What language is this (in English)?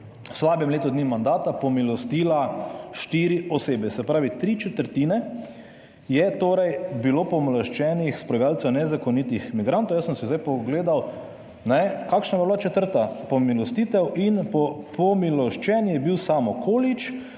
Slovenian